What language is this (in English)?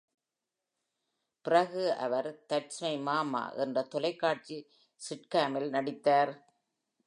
Tamil